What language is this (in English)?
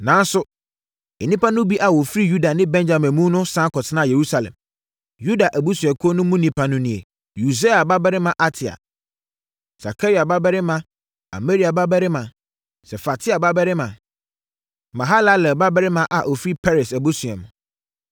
Akan